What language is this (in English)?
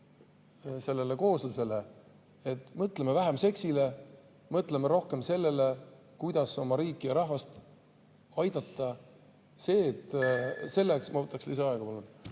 Estonian